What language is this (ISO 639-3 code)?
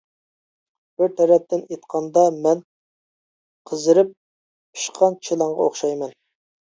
uig